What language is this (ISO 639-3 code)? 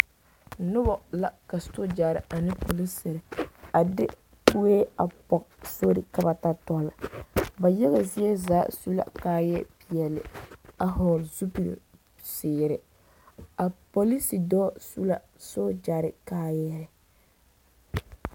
dga